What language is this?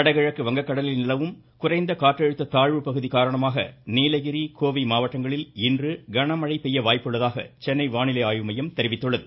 Tamil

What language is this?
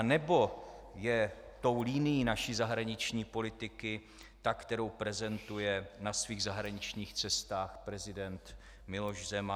Czech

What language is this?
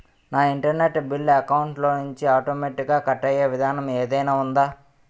Telugu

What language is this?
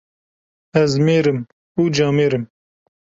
Kurdish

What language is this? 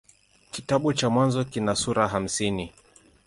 Swahili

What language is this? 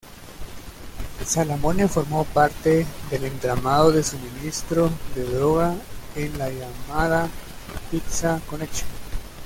Spanish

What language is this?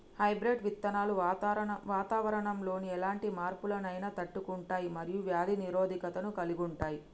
Telugu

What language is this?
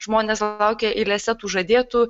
Lithuanian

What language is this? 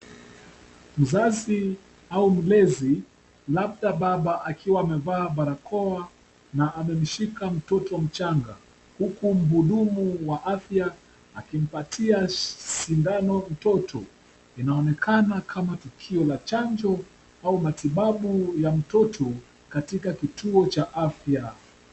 Swahili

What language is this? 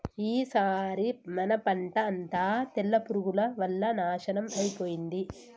Telugu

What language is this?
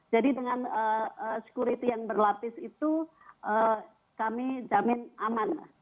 Indonesian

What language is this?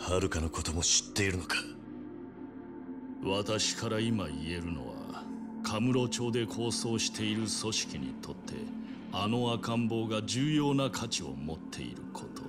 Japanese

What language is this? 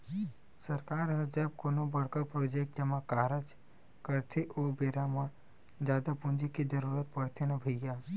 Chhattisgarhi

